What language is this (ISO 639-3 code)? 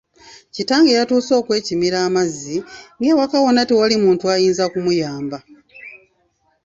lug